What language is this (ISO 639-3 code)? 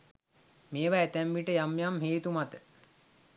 sin